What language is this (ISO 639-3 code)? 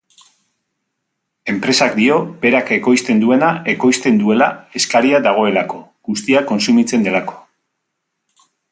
eus